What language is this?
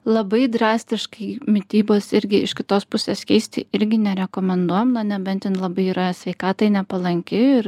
Lithuanian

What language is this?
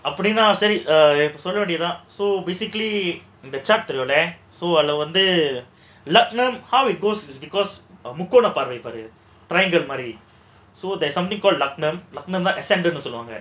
English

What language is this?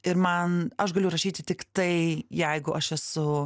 Lithuanian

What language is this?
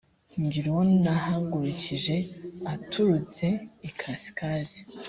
Kinyarwanda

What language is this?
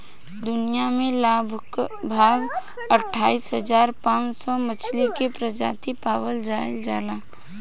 Bhojpuri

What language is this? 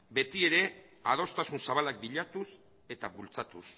Basque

